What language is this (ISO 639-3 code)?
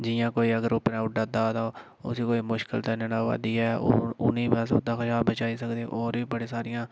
doi